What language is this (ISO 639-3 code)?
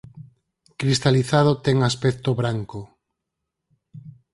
glg